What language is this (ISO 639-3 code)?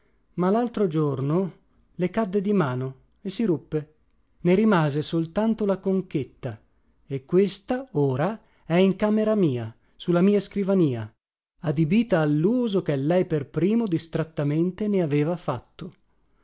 ita